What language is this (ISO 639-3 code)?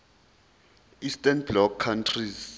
zul